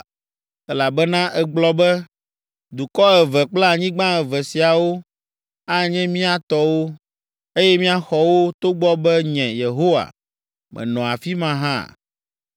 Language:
Ewe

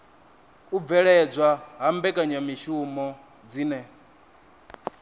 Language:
Venda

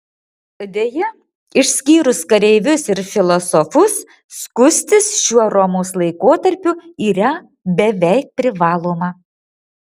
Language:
Lithuanian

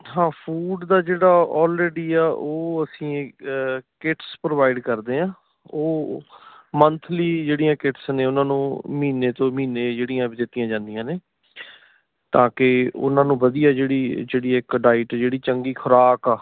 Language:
Punjabi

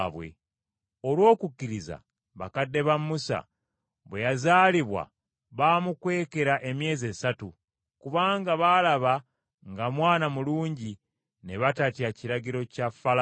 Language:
Ganda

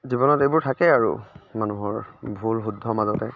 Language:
Assamese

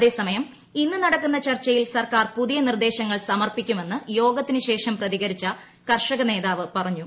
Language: Malayalam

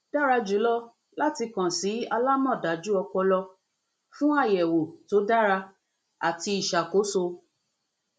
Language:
Yoruba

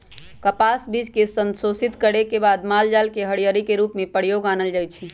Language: Magahi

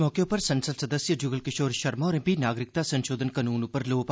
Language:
Dogri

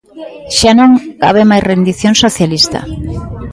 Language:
Galician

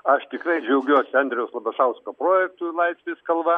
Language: Lithuanian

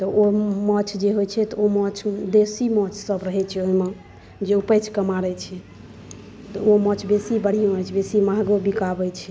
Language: Maithili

